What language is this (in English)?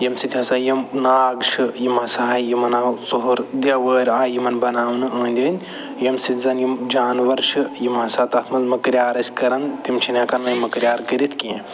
Kashmiri